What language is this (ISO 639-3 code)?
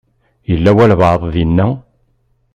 kab